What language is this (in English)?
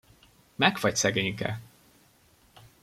Hungarian